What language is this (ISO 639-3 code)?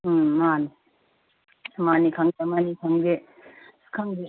mni